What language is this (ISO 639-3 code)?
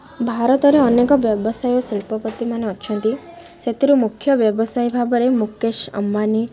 ori